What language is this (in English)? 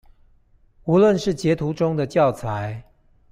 Chinese